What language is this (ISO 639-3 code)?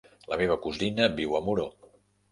cat